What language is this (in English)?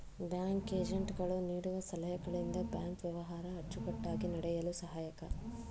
Kannada